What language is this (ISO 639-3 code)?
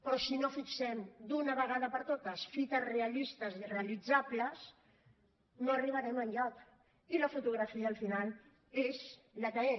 cat